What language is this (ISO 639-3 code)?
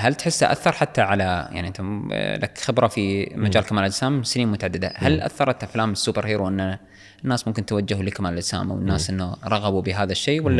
ara